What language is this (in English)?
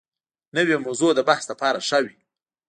Pashto